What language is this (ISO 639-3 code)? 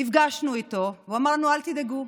heb